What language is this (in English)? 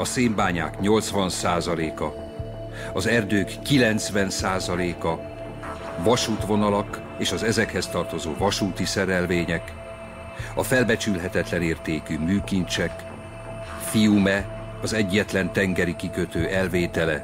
Hungarian